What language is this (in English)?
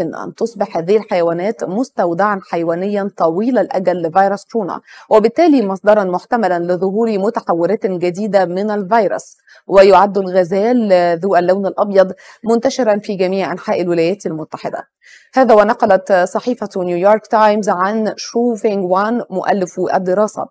Arabic